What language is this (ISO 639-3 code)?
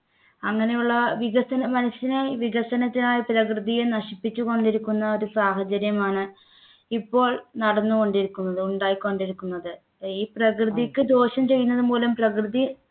mal